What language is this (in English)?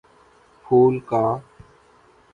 Urdu